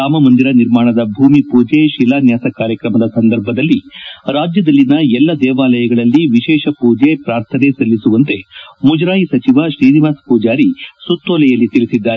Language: Kannada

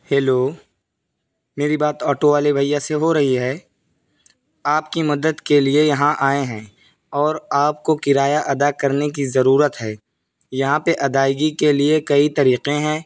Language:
Urdu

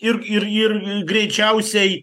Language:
Lithuanian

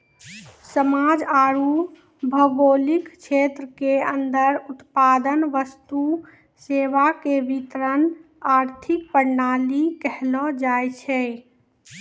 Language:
Maithili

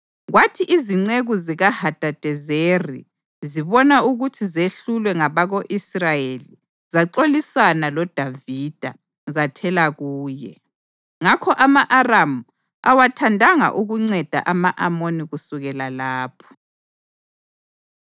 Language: North Ndebele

